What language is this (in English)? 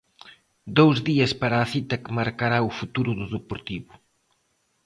Galician